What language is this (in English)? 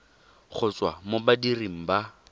Tswana